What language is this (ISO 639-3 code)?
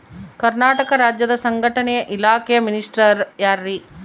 kan